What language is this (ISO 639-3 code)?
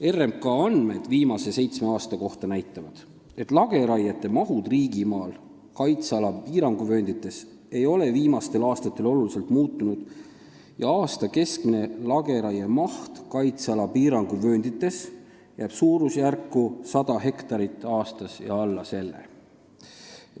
est